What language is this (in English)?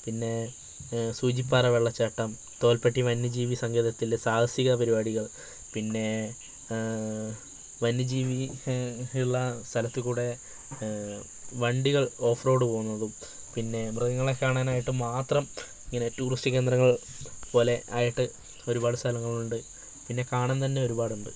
Malayalam